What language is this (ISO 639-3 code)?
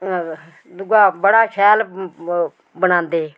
doi